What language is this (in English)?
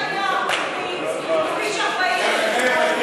Hebrew